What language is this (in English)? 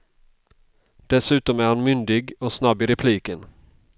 Swedish